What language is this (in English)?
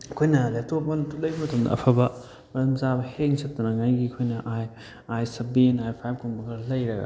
Manipuri